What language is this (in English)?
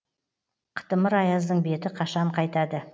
Kazakh